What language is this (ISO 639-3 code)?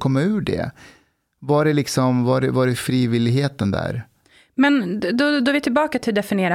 swe